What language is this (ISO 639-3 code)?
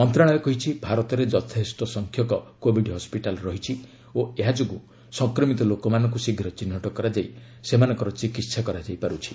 ori